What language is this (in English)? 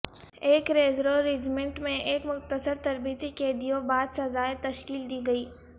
Urdu